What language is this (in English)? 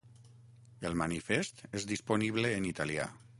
Catalan